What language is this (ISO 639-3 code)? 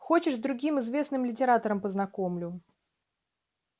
rus